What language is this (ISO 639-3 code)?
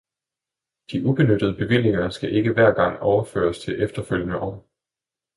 dan